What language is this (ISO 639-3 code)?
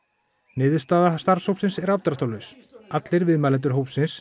isl